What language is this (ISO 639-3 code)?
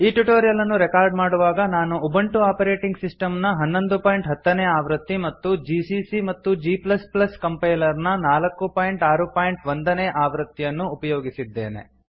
kan